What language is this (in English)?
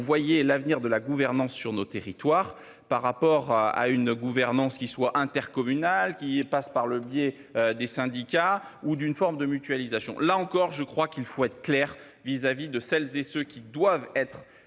French